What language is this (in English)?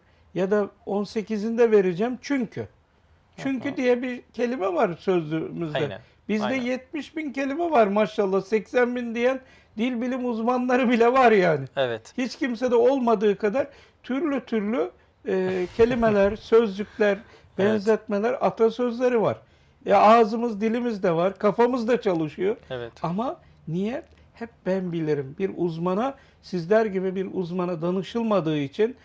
Turkish